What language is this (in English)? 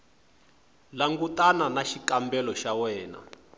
Tsonga